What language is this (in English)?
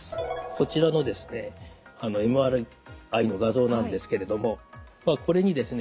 Japanese